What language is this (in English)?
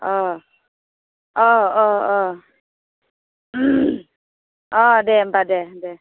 Bodo